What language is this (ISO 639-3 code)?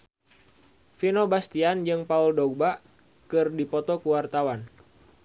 sun